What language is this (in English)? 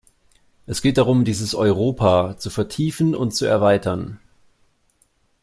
German